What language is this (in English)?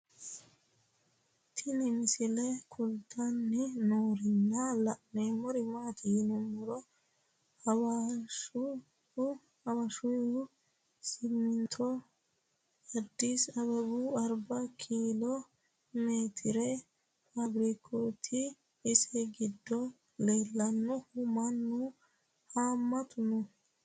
Sidamo